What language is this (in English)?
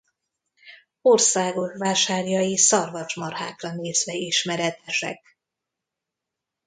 Hungarian